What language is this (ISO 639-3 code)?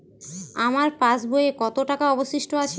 ben